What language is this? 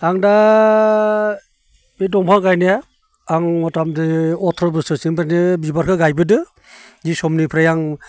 Bodo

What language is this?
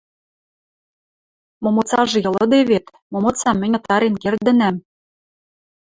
Western Mari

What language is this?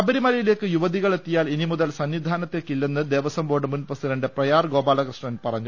Malayalam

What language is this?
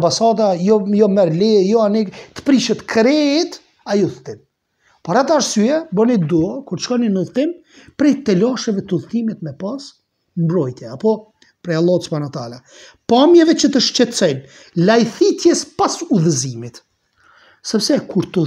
Romanian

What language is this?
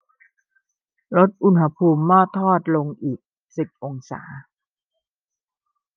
Thai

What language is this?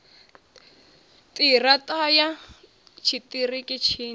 Venda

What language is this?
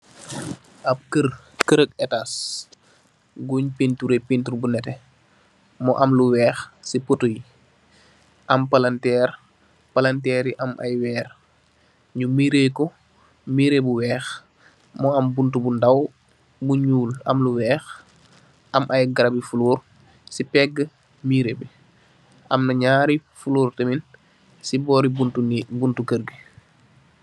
Wolof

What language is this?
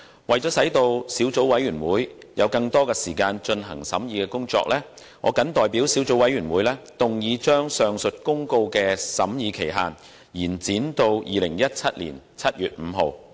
Cantonese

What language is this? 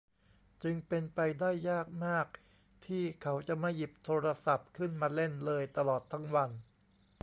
Thai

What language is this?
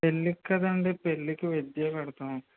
Telugu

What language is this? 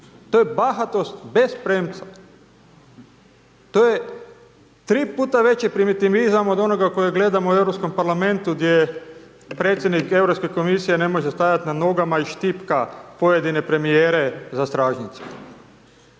Croatian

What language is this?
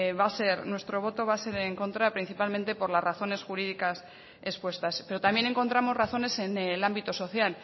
Spanish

